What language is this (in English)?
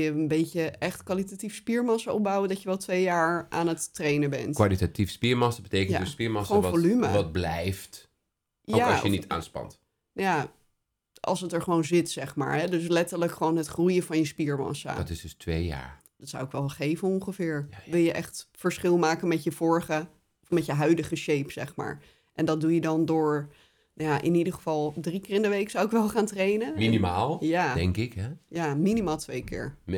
Dutch